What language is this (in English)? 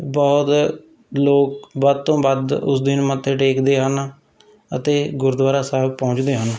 Punjabi